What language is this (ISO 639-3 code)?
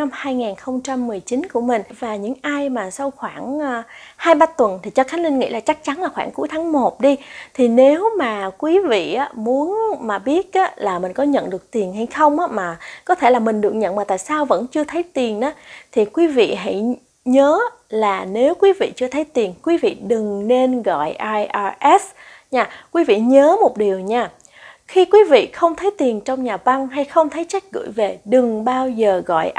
vie